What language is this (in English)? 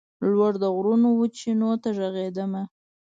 Pashto